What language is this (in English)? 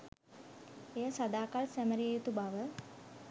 Sinhala